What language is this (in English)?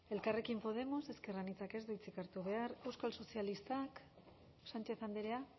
Basque